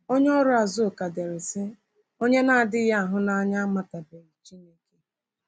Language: Igbo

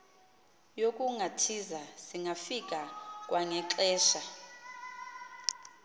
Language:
Xhosa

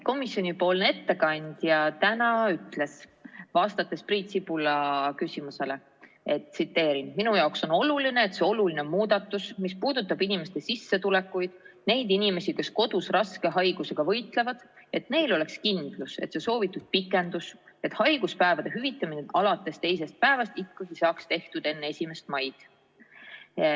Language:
Estonian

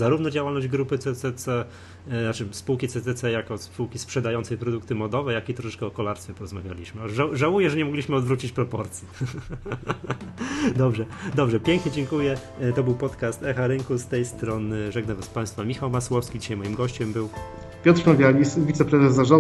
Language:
Polish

